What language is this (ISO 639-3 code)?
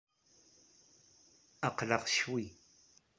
kab